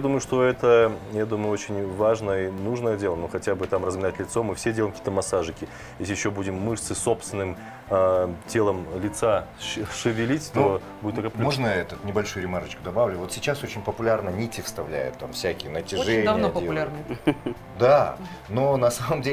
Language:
Russian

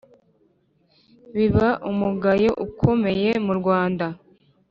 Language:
Kinyarwanda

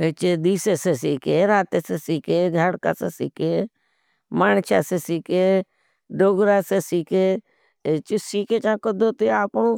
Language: Bhili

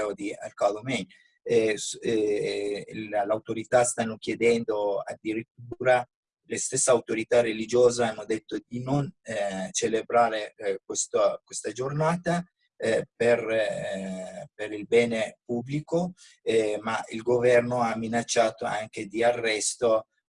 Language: Italian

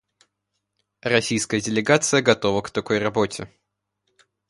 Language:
Russian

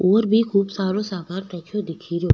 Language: Rajasthani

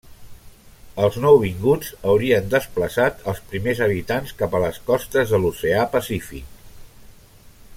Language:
Catalan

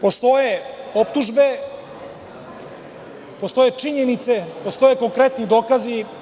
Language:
Serbian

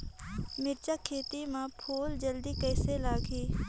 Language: Chhattisgarhi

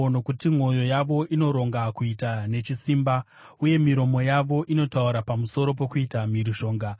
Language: Shona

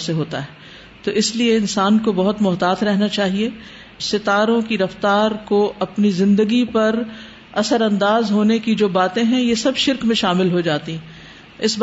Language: Urdu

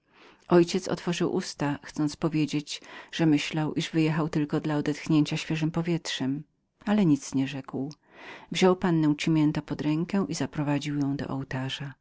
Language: Polish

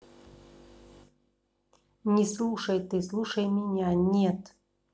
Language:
Russian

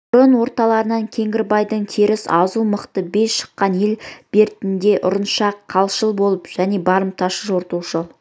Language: Kazakh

